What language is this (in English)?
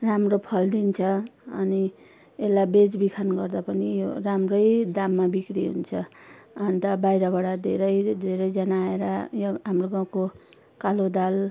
Nepali